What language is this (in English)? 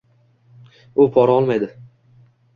Uzbek